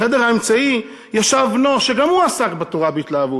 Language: Hebrew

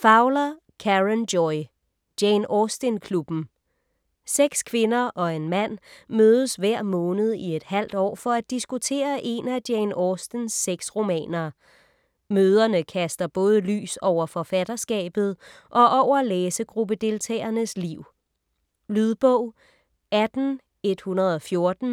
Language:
Danish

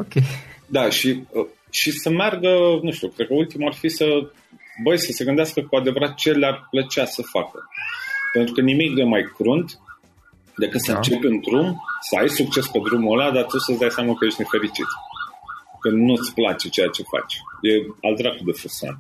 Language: Romanian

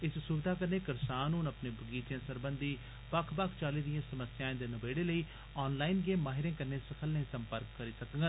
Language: Dogri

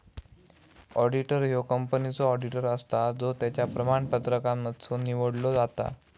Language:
Marathi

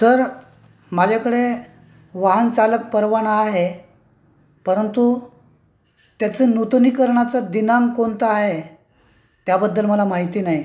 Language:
Marathi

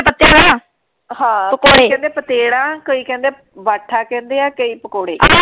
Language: Punjabi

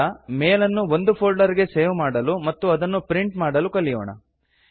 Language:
Kannada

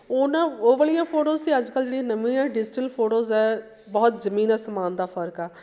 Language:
Punjabi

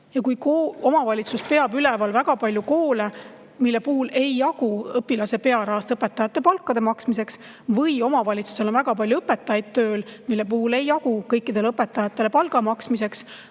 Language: Estonian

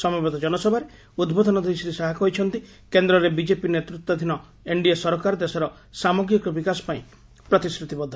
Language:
Odia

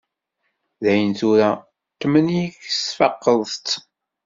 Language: Kabyle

